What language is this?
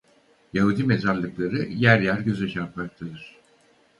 Turkish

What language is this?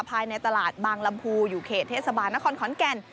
Thai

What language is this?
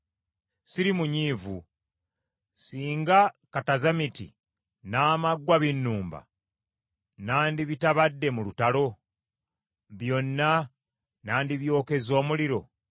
Ganda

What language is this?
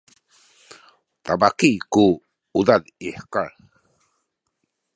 Sakizaya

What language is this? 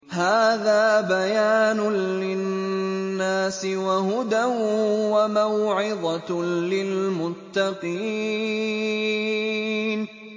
Arabic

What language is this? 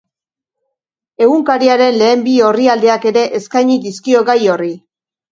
Basque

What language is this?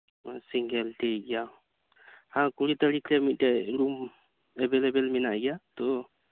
Santali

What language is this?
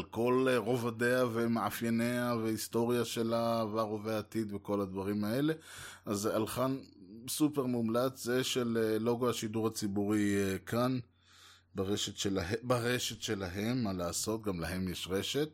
Hebrew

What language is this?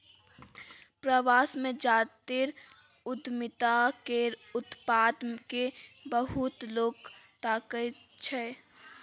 Maithili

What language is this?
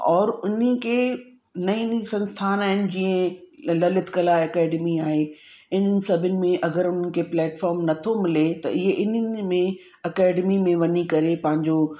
Sindhi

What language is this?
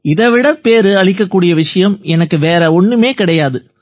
Tamil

